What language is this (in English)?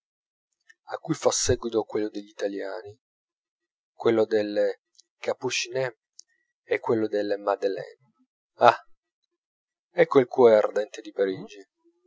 Italian